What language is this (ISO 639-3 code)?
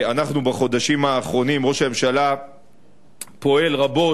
heb